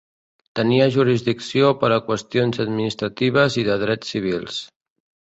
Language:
Catalan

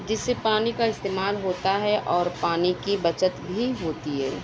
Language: Urdu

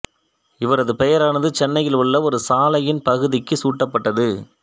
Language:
Tamil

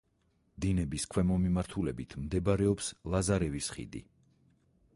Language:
Georgian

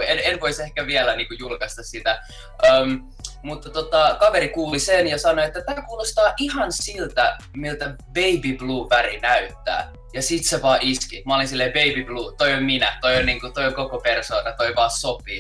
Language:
Finnish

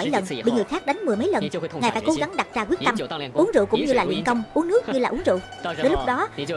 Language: Vietnamese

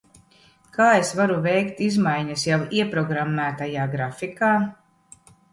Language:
Latvian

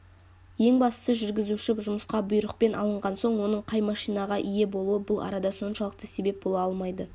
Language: Kazakh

